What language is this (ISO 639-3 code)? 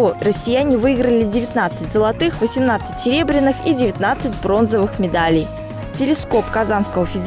rus